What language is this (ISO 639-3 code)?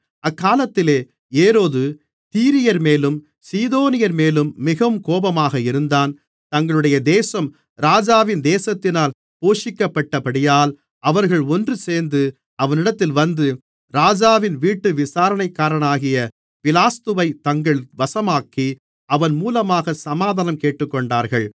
tam